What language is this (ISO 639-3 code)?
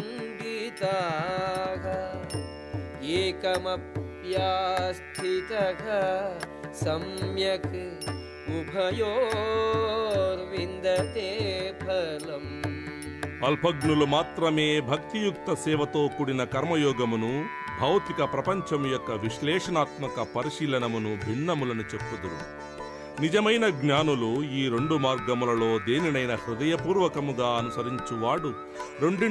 tel